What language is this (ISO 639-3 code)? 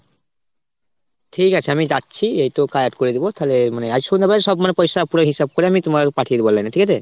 ben